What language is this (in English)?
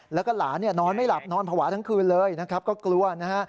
Thai